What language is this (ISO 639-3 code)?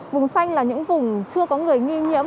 vie